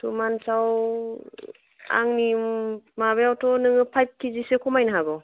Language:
Bodo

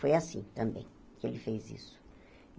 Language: Portuguese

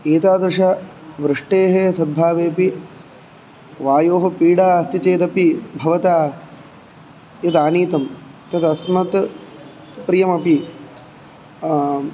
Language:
Sanskrit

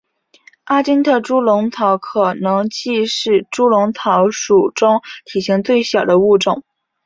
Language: Chinese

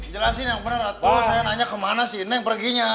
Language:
Indonesian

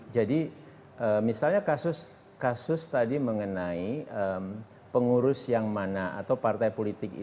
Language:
Indonesian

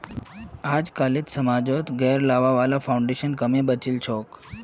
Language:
Magahi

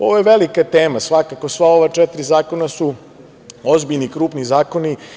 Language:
Serbian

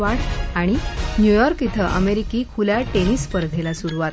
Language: Marathi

